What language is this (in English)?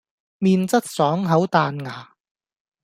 Cantonese